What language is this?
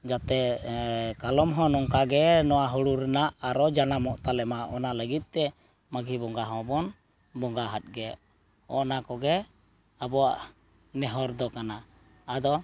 Santali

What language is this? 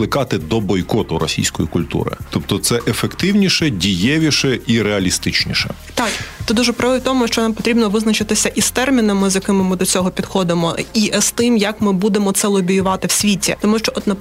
Ukrainian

